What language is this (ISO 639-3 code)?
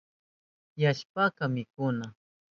qup